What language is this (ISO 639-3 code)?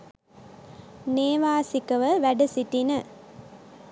sin